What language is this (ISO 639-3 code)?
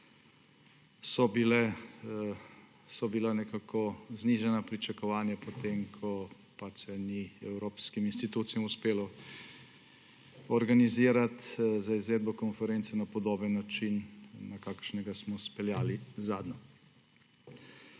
slv